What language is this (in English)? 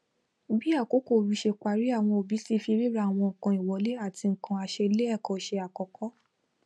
Yoruba